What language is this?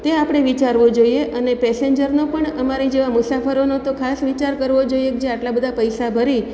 Gujarati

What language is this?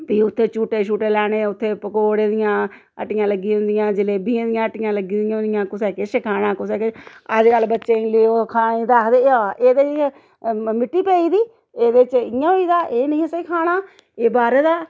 Dogri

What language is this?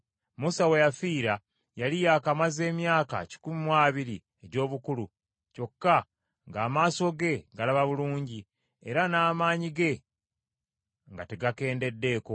Ganda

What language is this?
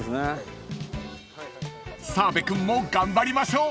Japanese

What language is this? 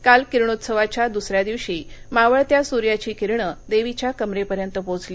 Marathi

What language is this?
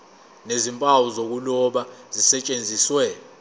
Zulu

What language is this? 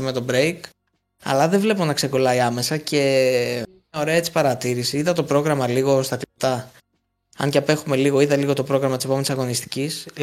Greek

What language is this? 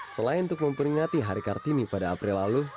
Indonesian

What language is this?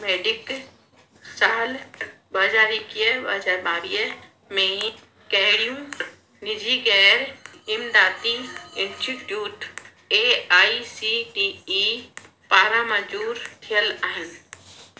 Sindhi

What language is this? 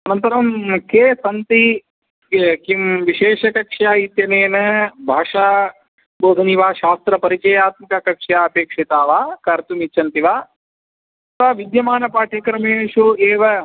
Sanskrit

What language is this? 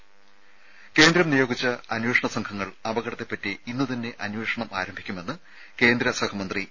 Malayalam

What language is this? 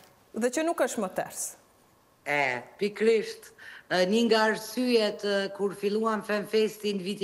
Romanian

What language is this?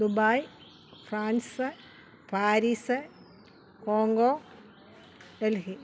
Malayalam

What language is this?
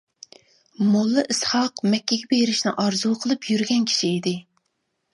Uyghur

